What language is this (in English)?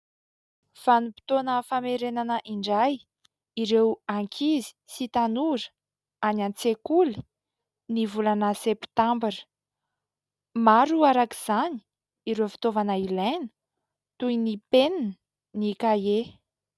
Malagasy